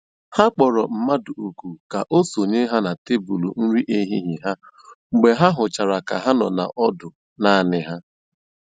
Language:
Igbo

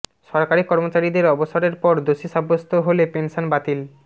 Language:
Bangla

